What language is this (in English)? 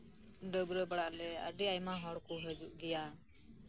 Santali